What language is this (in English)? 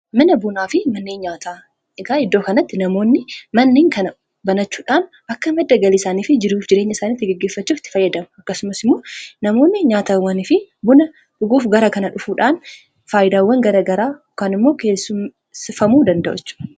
Oromo